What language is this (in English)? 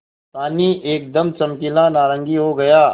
Hindi